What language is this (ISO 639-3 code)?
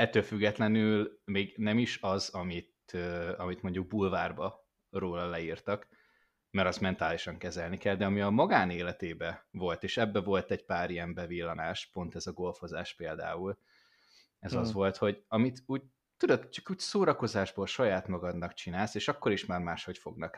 hun